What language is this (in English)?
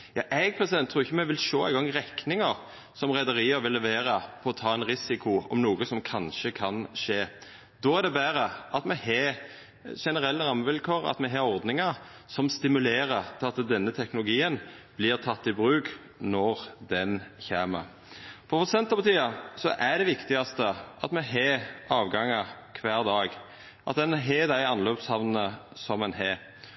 Norwegian Nynorsk